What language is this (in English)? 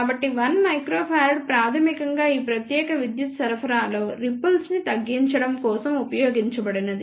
Telugu